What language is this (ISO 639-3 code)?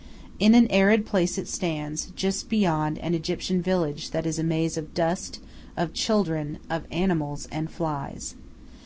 eng